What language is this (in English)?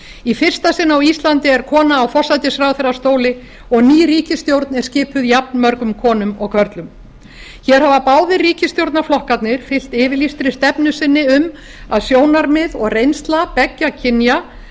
Icelandic